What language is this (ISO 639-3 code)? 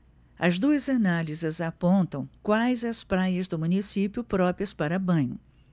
por